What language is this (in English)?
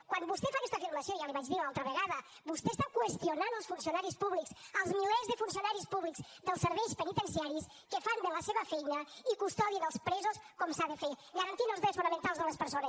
Catalan